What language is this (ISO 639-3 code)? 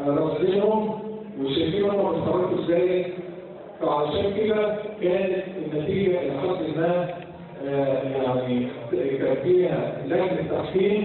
ara